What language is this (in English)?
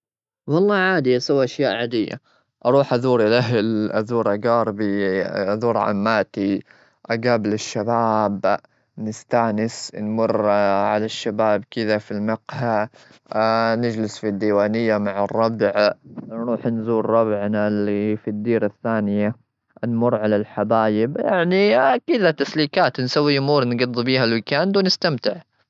Gulf Arabic